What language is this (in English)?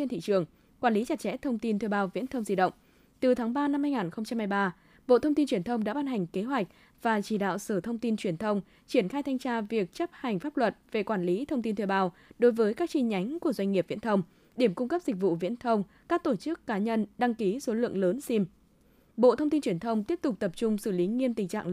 Vietnamese